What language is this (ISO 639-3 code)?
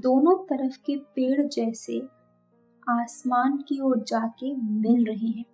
hin